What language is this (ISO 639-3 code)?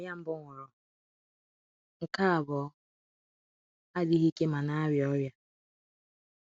ibo